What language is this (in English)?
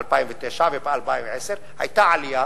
Hebrew